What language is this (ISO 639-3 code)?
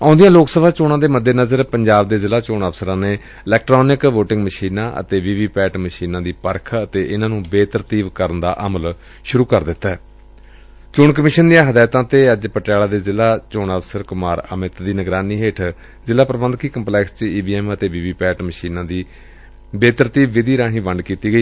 pan